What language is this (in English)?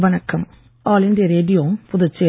Tamil